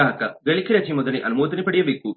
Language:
Kannada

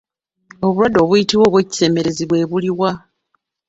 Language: Ganda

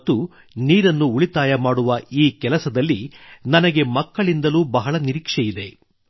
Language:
Kannada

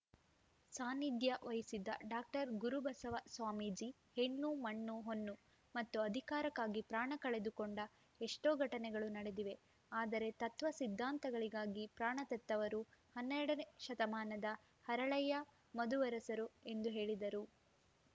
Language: Kannada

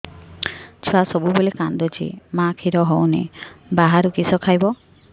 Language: Odia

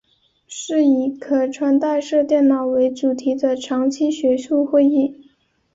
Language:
Chinese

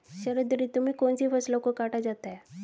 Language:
Hindi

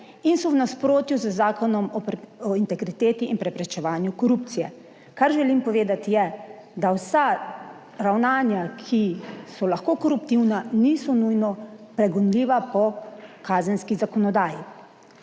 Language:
Slovenian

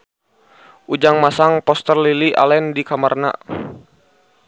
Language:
Sundanese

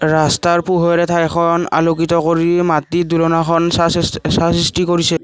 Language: Assamese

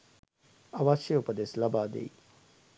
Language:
Sinhala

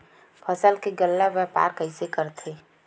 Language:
Chhattisgarhi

